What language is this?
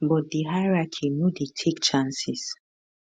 Nigerian Pidgin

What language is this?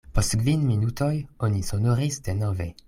Esperanto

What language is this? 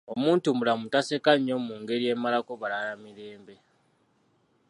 Ganda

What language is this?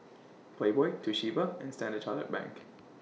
English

